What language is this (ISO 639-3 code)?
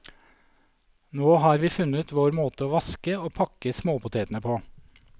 nor